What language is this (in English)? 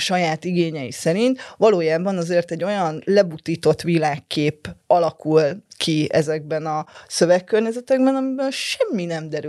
Hungarian